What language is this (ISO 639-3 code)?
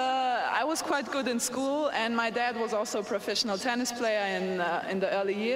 rus